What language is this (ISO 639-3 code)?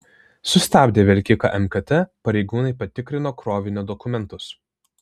lit